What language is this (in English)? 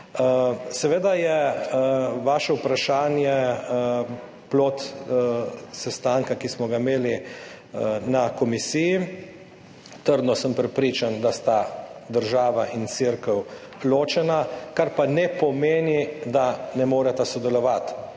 Slovenian